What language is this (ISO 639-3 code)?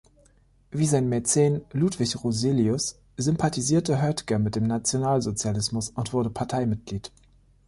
deu